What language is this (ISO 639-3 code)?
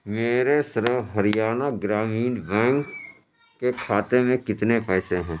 urd